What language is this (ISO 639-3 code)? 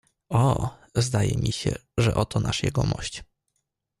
pol